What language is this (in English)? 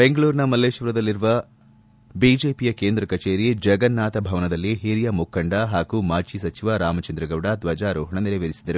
Kannada